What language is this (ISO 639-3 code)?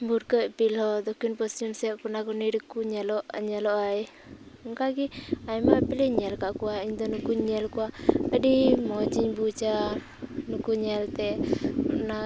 sat